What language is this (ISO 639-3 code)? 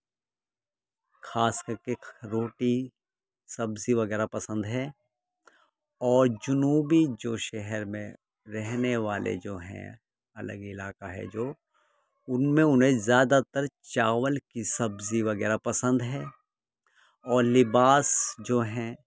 urd